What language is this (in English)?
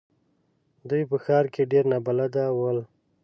Pashto